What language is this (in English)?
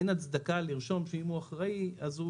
Hebrew